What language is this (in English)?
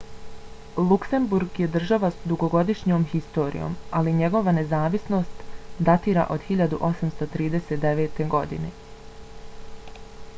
Bosnian